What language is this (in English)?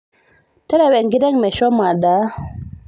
Masai